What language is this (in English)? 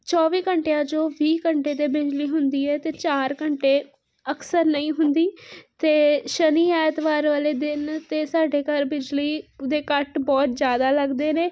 Punjabi